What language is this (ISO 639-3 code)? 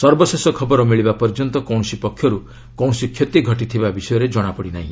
ori